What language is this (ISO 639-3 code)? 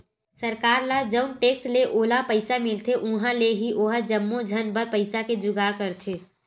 hne